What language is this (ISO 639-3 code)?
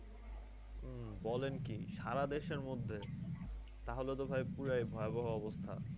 ben